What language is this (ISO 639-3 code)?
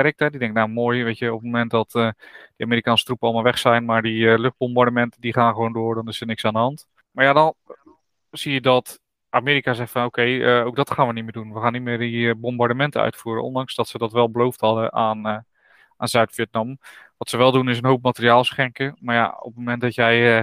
nld